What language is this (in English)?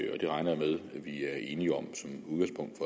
Danish